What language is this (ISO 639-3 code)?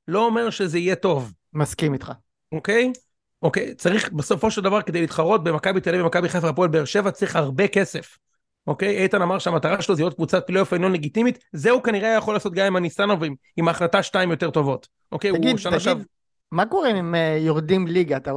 heb